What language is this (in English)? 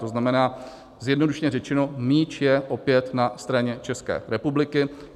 Czech